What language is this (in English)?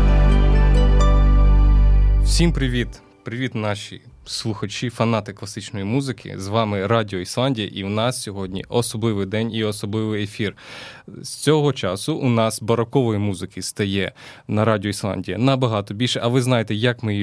Ukrainian